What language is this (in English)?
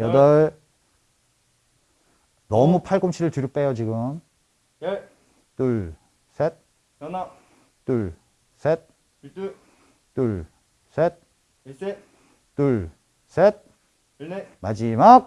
Korean